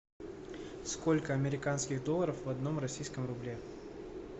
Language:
Russian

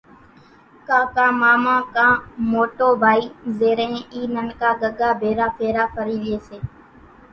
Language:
Kachi Koli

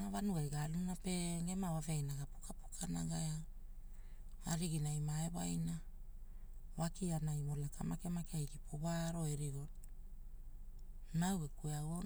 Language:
Hula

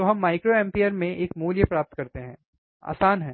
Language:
Hindi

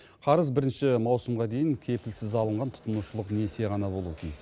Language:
Kazakh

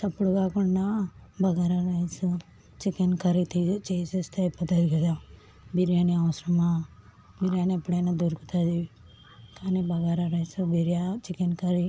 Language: Telugu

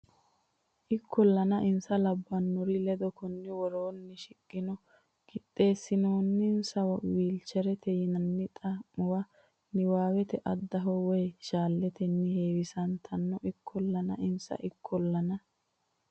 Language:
Sidamo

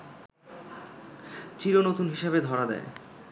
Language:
Bangla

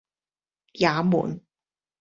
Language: Cantonese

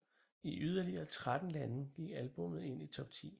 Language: Danish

